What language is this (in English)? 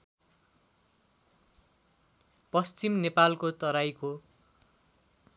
Nepali